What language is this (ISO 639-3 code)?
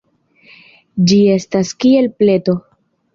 epo